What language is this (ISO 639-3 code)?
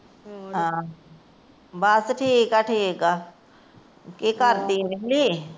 pan